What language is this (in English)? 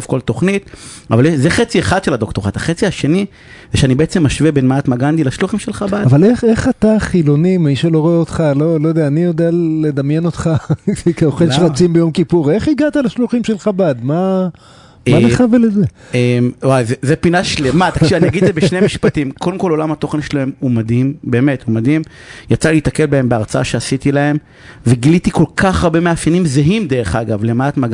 Hebrew